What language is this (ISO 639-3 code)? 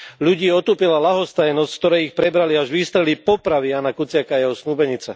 slk